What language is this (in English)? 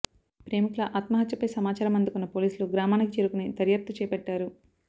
Telugu